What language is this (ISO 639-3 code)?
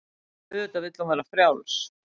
isl